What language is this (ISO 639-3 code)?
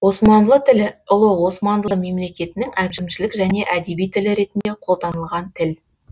kaz